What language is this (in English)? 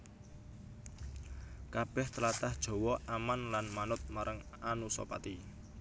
Javanese